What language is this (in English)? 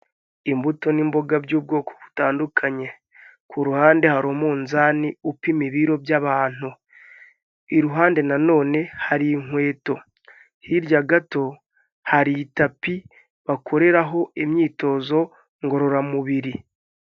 Kinyarwanda